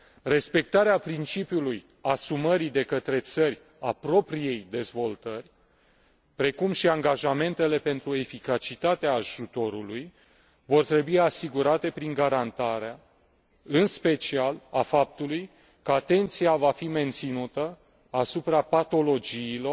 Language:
Romanian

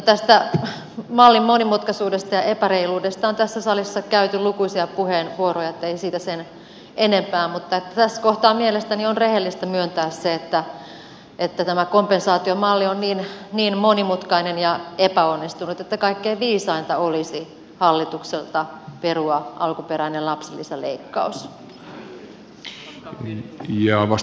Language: Finnish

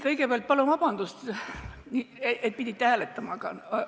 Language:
Estonian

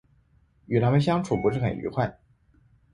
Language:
Chinese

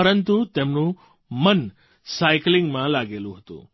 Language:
Gujarati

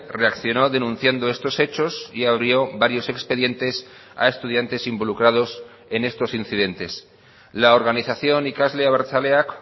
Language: Spanish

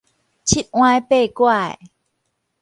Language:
Min Nan Chinese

